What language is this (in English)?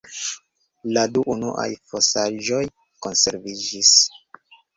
Esperanto